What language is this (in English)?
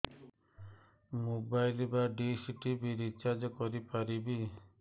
Odia